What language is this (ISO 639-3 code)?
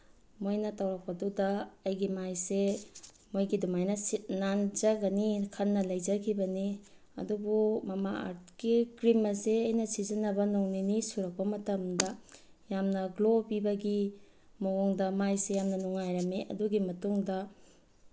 mni